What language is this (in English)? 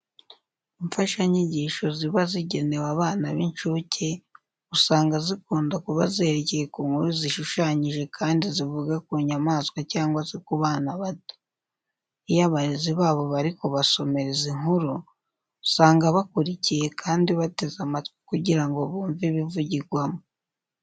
Kinyarwanda